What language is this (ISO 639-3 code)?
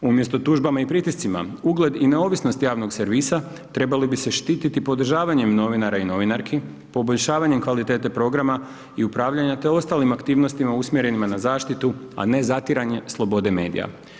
hrv